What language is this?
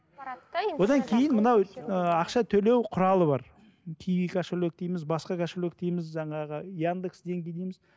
Kazakh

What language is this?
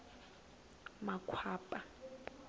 Tsonga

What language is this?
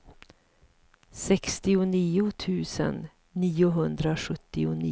Swedish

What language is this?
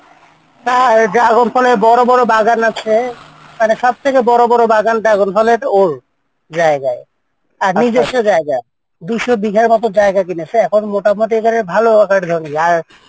Bangla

